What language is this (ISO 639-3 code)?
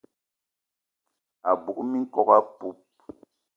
eto